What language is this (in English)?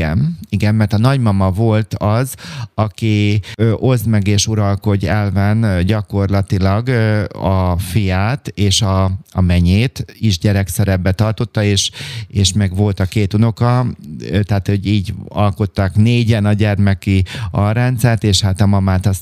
Hungarian